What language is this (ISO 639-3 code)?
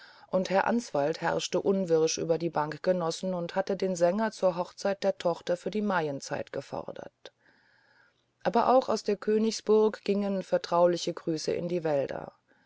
deu